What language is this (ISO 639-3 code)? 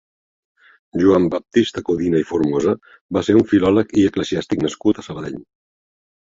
cat